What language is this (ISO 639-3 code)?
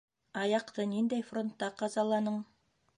bak